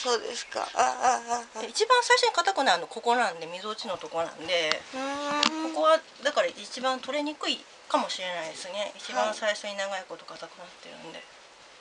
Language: Japanese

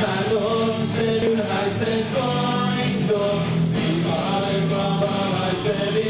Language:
Finnish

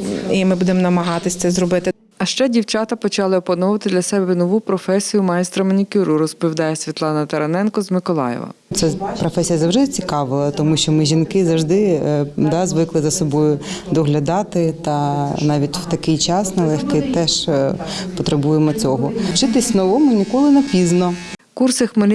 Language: Ukrainian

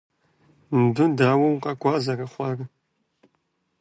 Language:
Kabardian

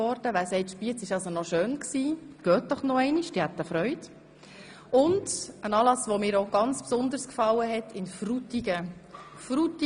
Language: Swiss German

